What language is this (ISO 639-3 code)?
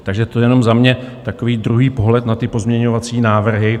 ces